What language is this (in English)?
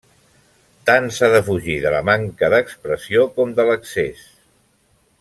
Catalan